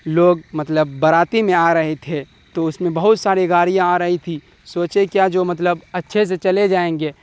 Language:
Urdu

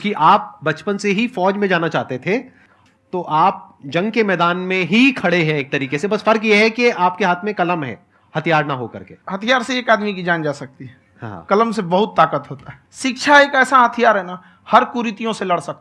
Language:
Hindi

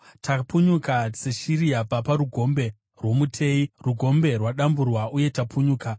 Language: Shona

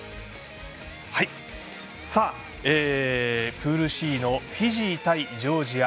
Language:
Japanese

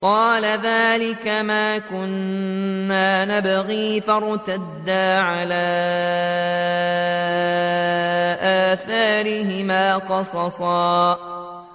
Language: Arabic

